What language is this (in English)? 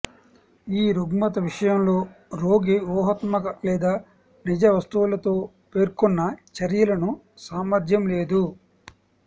Telugu